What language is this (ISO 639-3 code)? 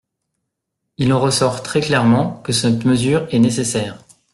fra